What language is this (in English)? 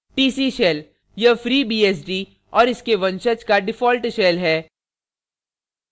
Hindi